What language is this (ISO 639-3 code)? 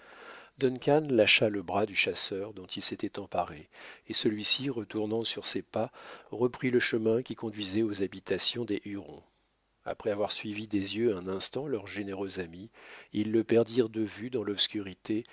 fra